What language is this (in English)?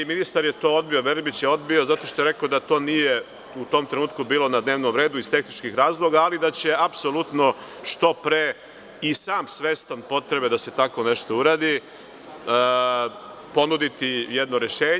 Serbian